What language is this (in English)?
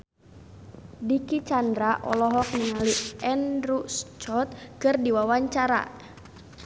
Sundanese